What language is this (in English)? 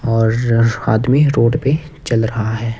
Hindi